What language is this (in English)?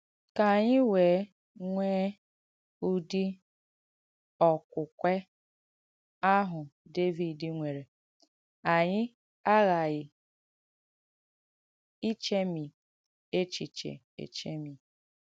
Igbo